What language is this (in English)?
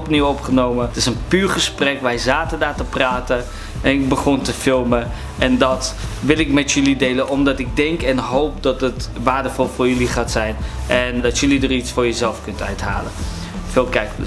Dutch